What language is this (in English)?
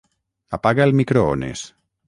Catalan